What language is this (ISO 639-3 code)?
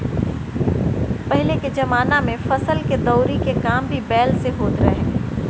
bho